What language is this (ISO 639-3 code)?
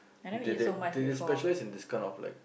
eng